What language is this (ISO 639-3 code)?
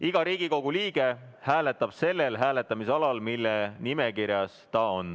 est